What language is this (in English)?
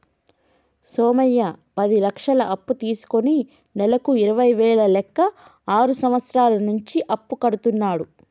Telugu